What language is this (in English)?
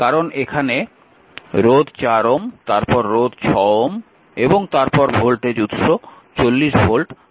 Bangla